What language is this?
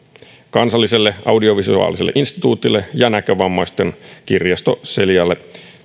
Finnish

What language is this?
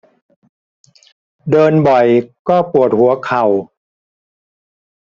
Thai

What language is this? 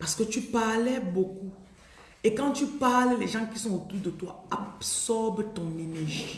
French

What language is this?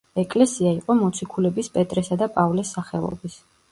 Georgian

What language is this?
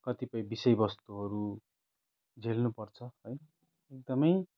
Nepali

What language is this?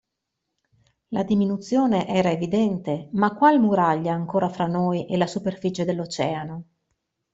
Italian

